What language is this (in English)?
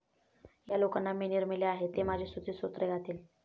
Marathi